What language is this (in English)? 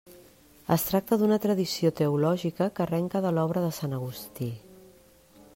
Catalan